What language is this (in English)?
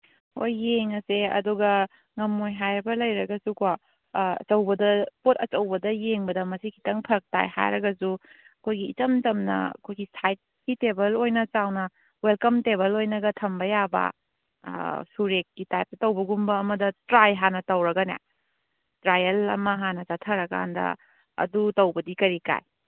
Manipuri